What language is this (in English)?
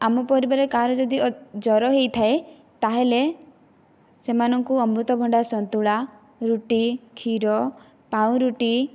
Odia